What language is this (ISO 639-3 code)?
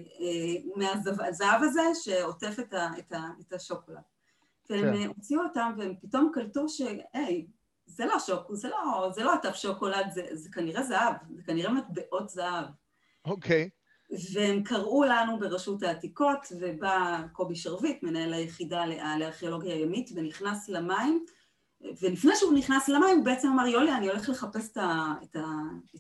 heb